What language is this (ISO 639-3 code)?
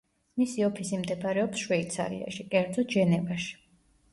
kat